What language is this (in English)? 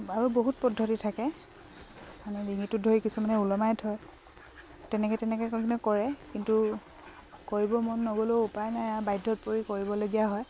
Assamese